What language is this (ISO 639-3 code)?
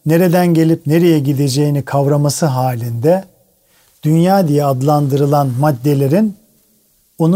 tur